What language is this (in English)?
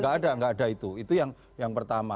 Indonesian